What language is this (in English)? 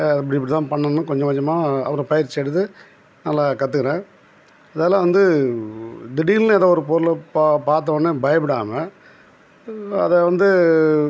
Tamil